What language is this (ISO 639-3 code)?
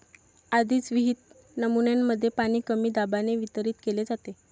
mar